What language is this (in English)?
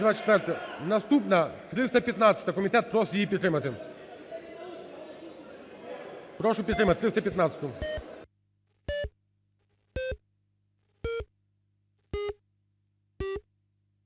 Ukrainian